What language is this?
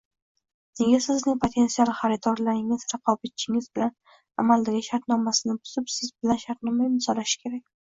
Uzbek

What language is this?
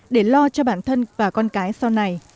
Vietnamese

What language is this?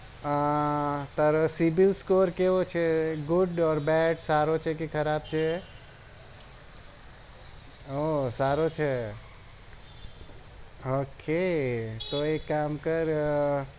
Gujarati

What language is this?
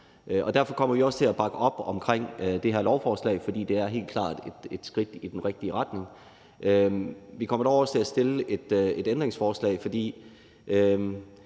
Danish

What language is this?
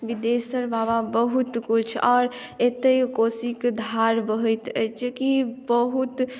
Maithili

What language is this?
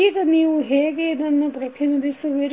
Kannada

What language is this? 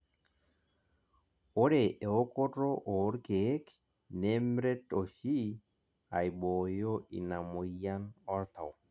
Masai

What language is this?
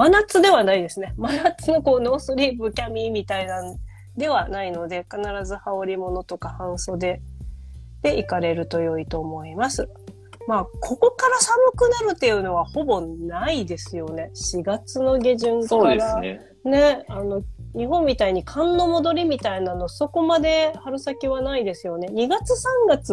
Japanese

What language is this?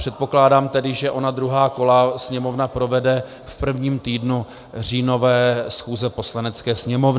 Czech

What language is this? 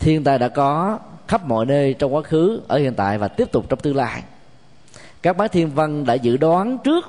Vietnamese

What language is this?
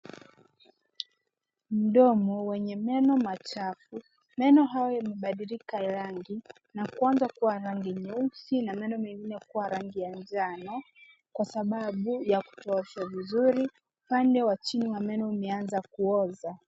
Swahili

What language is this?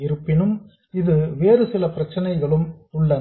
Tamil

